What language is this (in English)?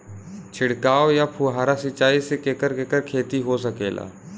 Bhojpuri